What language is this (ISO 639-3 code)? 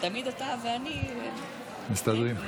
heb